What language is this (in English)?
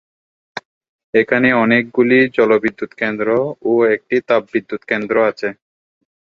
Bangla